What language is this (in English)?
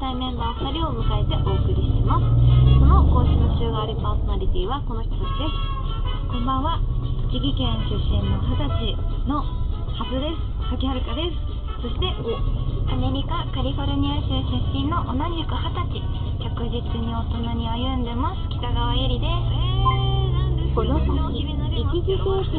Japanese